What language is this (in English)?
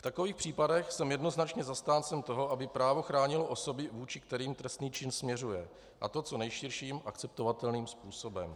Czech